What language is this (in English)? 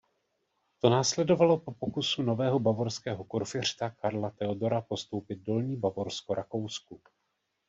Czech